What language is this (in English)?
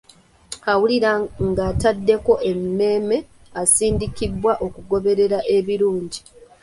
Ganda